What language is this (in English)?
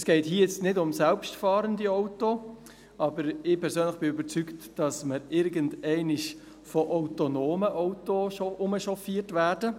Swiss German